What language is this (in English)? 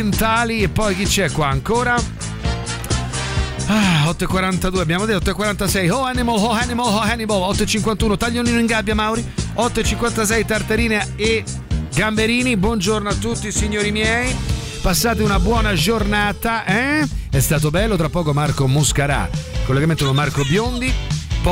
Italian